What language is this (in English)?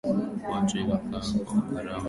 Swahili